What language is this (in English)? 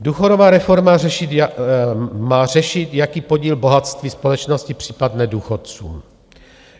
Czech